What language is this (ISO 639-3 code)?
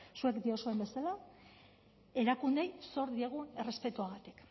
eus